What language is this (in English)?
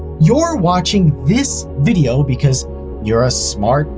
English